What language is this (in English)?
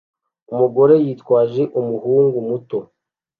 Kinyarwanda